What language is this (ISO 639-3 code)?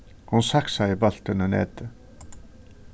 fao